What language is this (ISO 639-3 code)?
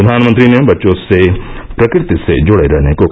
hin